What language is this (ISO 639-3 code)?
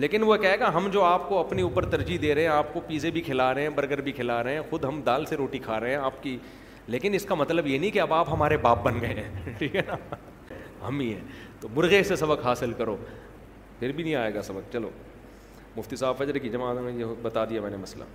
urd